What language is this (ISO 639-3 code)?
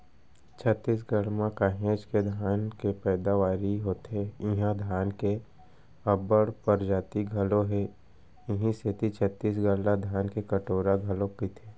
hne